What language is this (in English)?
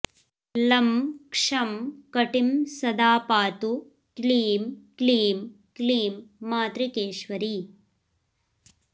Sanskrit